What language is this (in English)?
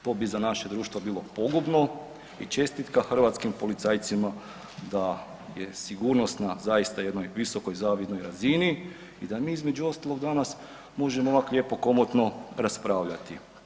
Croatian